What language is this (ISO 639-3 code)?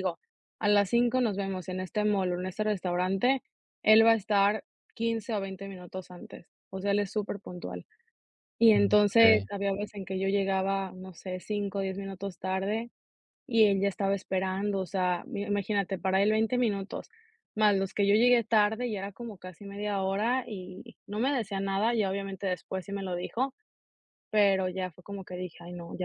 spa